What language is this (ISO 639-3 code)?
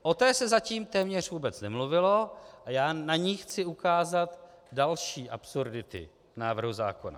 ces